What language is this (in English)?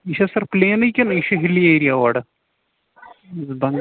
Kashmiri